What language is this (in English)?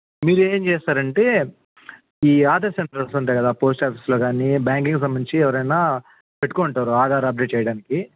Telugu